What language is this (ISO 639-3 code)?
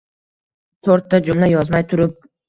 uzb